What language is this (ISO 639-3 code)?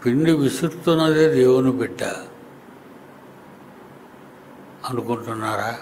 tel